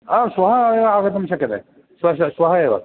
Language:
Sanskrit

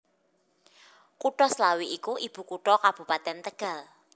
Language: Javanese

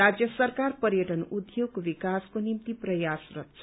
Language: Nepali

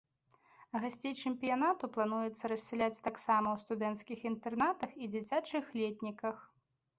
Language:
Belarusian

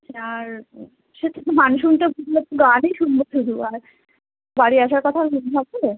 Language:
Bangla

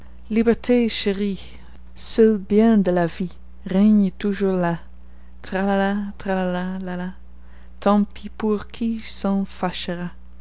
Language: Dutch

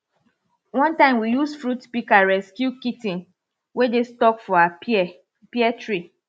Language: Nigerian Pidgin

